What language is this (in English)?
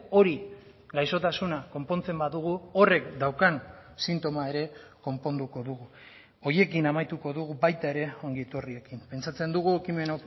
Basque